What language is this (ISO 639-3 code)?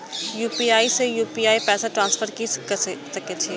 mai